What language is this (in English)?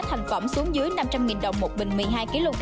Vietnamese